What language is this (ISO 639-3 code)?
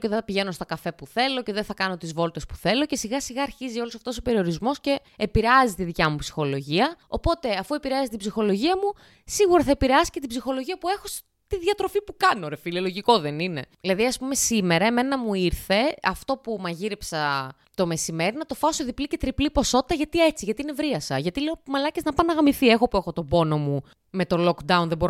ell